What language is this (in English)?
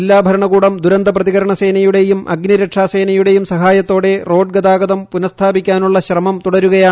Malayalam